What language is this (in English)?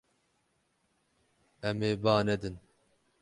Kurdish